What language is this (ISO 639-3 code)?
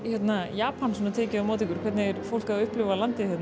isl